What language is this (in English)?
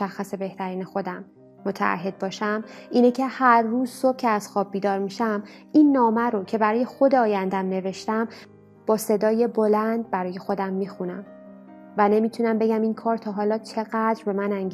Persian